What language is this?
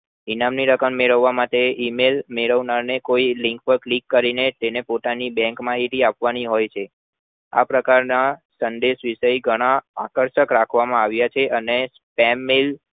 Gujarati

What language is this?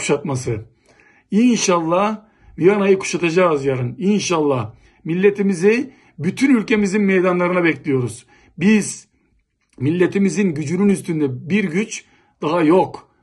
Turkish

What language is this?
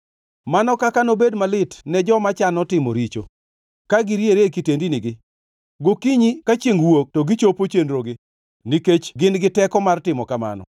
Luo (Kenya and Tanzania)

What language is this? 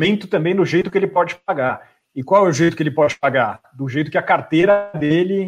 Portuguese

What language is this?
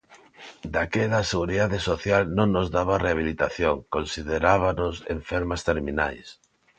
Galician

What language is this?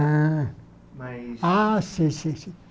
Portuguese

